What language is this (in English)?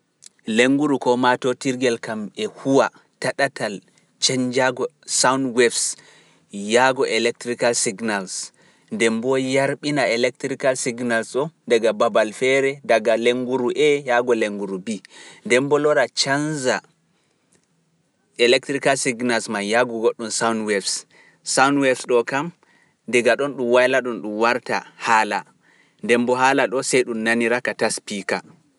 Pular